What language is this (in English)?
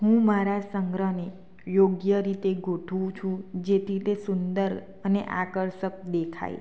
Gujarati